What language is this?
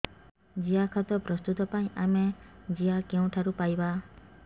Odia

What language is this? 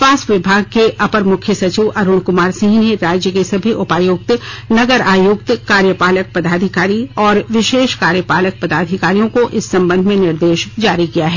Hindi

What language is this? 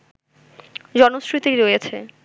Bangla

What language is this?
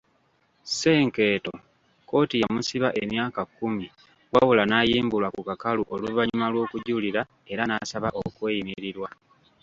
Ganda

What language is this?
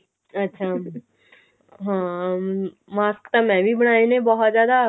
Punjabi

